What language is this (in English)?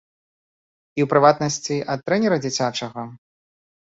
Belarusian